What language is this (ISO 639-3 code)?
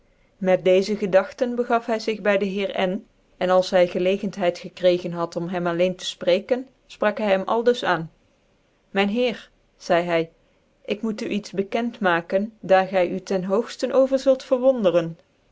nld